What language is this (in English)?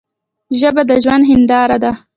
Pashto